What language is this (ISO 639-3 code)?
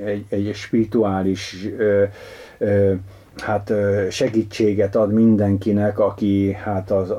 hun